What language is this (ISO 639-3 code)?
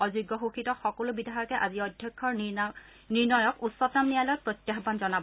asm